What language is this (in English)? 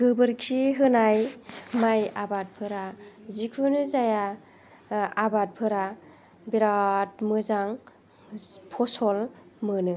Bodo